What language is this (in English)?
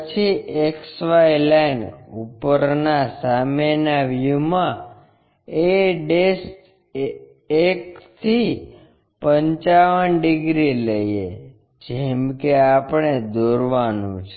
Gujarati